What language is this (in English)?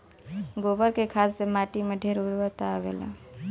Bhojpuri